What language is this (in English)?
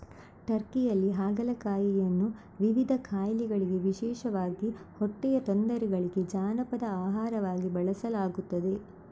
Kannada